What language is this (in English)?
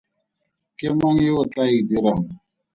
Tswana